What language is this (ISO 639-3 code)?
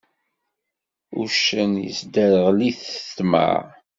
kab